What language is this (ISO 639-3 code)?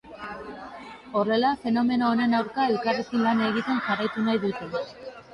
eus